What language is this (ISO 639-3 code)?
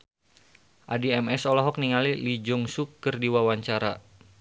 sun